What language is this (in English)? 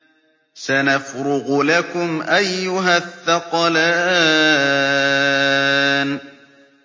Arabic